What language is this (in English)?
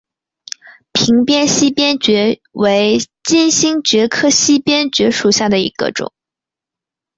Chinese